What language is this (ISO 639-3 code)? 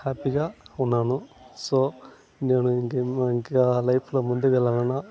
tel